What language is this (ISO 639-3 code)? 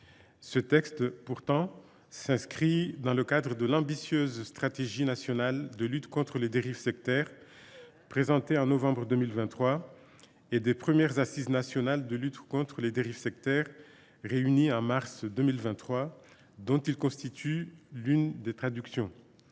fra